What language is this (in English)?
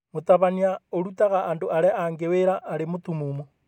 Kikuyu